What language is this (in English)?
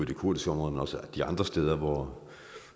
Danish